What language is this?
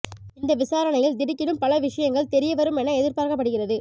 Tamil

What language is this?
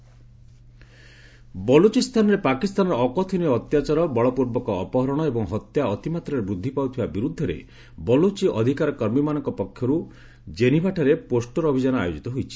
Odia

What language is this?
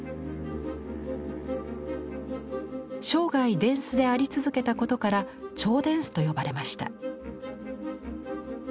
Japanese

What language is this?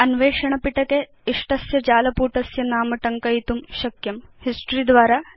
Sanskrit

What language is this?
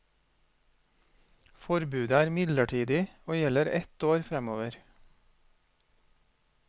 Norwegian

